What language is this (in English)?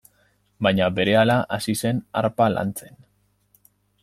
Basque